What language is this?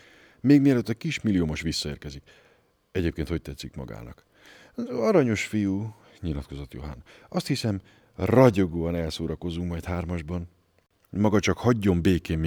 Hungarian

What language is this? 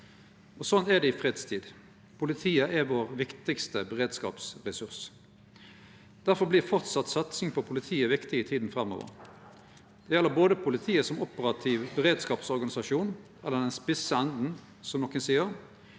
Norwegian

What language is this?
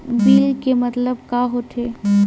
Chhattisgarhi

